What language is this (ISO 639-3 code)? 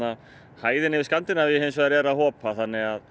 isl